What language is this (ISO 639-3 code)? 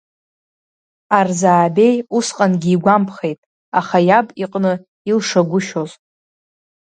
abk